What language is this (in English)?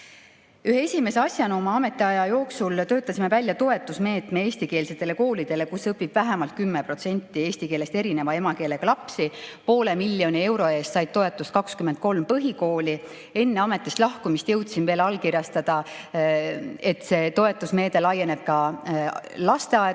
Estonian